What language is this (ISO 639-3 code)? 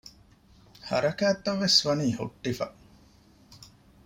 div